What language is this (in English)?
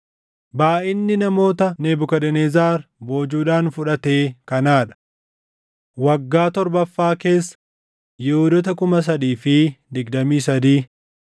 Oromo